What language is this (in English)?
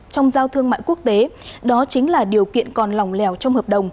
Vietnamese